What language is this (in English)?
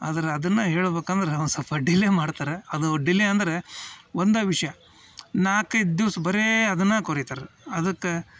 Kannada